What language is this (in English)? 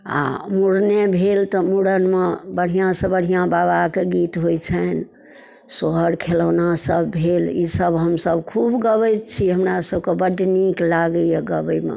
Maithili